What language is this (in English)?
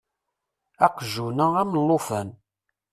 Kabyle